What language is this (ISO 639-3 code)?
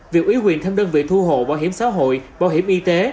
vie